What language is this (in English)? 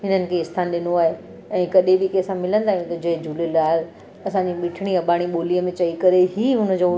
Sindhi